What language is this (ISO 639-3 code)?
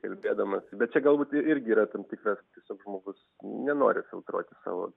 lit